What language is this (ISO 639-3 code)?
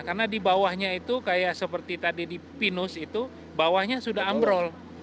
ind